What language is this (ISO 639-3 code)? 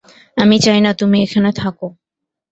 ben